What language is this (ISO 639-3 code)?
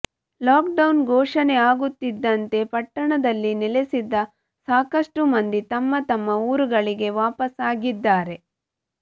kan